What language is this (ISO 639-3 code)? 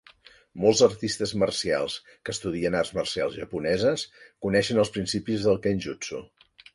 cat